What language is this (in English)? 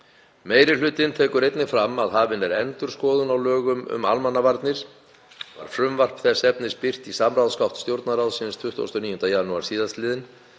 Icelandic